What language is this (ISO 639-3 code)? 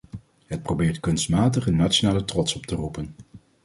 nld